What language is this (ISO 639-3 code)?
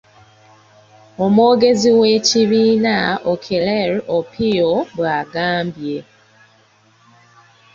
lug